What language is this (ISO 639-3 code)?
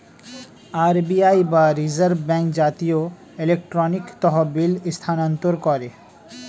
ben